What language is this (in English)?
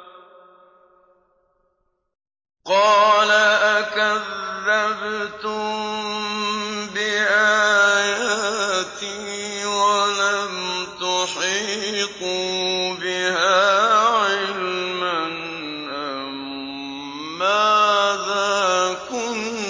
Arabic